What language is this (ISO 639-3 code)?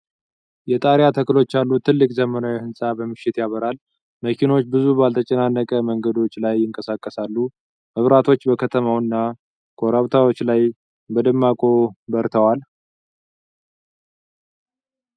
amh